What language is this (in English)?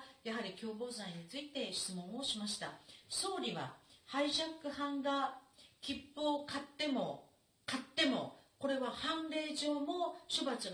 Japanese